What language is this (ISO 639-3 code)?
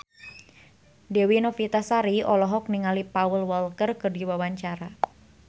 sun